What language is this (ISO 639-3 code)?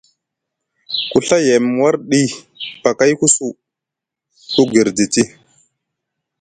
mug